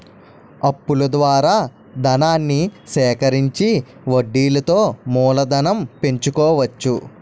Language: Telugu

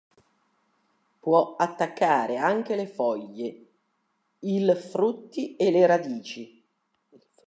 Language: Italian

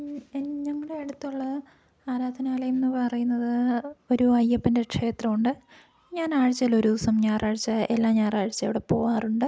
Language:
Malayalam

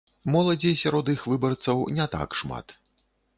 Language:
Belarusian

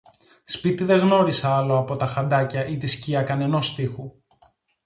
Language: Greek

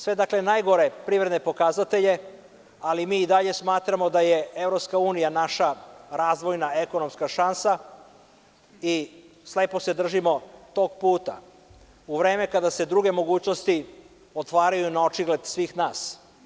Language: Serbian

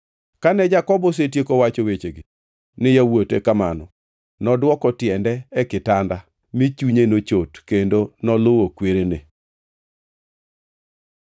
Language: Luo (Kenya and Tanzania)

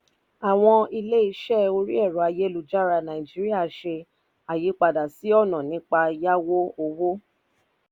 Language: Yoruba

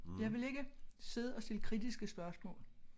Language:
Danish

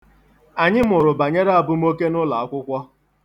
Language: Igbo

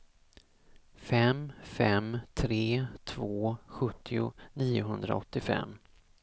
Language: Swedish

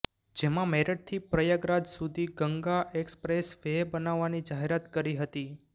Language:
Gujarati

